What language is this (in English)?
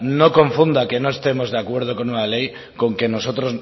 Spanish